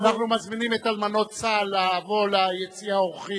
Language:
Hebrew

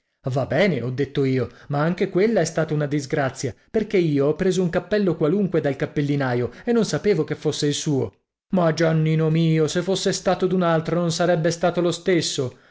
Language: Italian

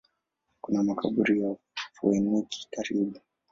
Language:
Swahili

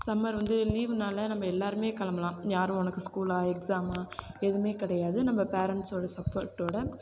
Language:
Tamil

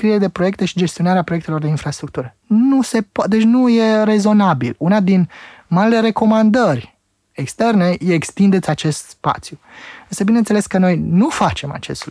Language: Romanian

